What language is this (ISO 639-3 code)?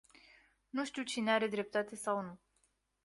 ron